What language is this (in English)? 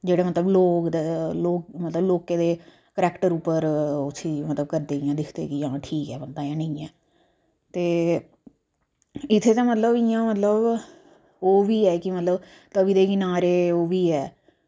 Dogri